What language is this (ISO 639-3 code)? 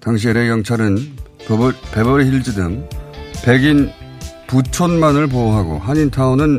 kor